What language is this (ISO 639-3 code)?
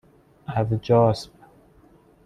fas